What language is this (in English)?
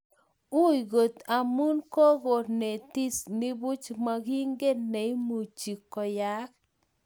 Kalenjin